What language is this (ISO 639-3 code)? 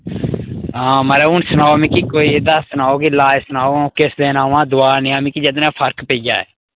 doi